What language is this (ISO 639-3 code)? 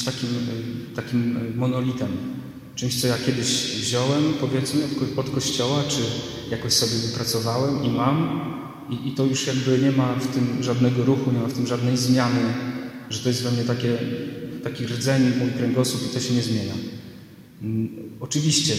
pol